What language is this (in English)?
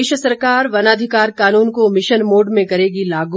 Hindi